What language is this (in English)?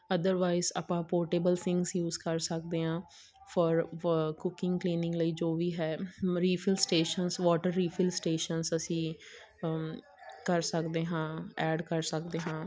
Punjabi